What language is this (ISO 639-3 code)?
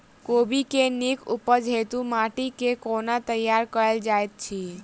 mai